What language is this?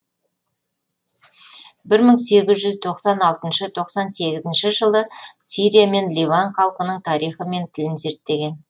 Kazakh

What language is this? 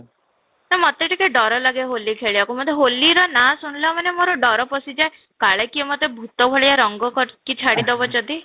Odia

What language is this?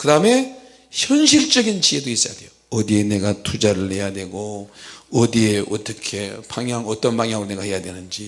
Korean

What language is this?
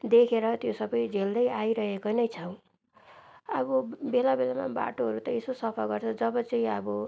Nepali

